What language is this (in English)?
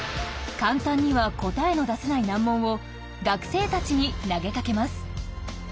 Japanese